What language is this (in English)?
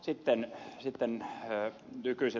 Finnish